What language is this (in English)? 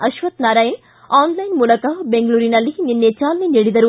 Kannada